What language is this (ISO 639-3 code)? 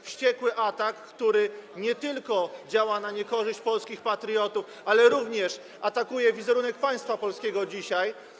pol